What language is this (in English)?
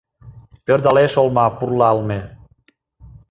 Mari